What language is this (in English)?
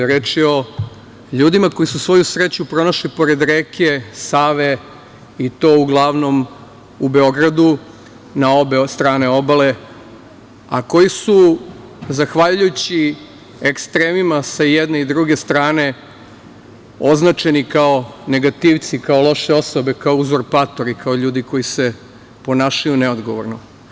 Serbian